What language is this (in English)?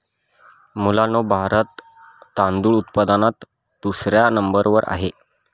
Marathi